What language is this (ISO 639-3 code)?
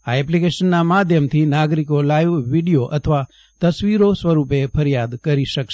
guj